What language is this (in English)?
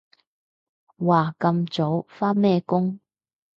Cantonese